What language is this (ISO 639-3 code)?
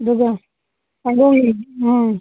mni